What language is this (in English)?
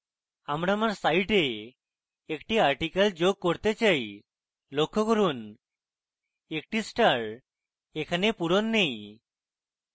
Bangla